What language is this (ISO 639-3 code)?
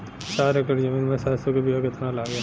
bho